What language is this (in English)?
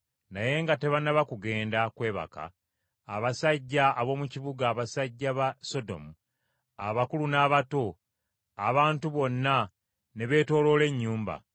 Ganda